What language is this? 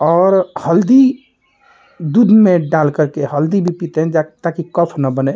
Hindi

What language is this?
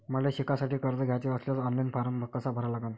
Marathi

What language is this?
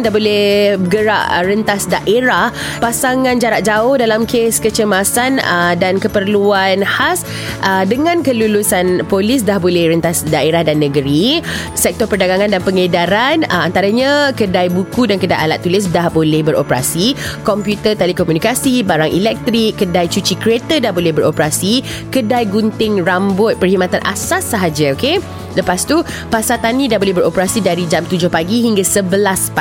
Malay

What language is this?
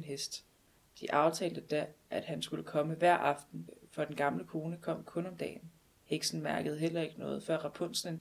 Danish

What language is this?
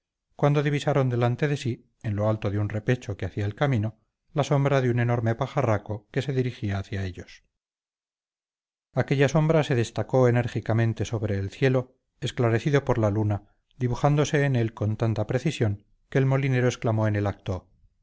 Spanish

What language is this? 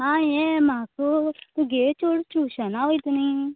Konkani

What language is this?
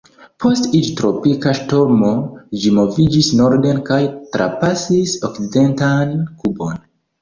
Esperanto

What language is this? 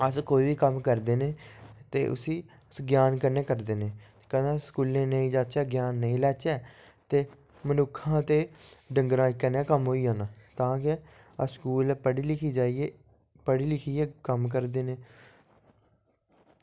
Dogri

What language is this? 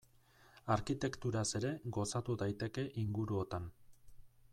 Basque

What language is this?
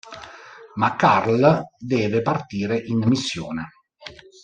Italian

